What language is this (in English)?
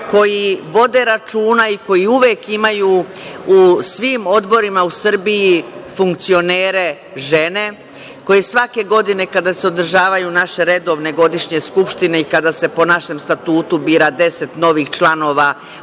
Serbian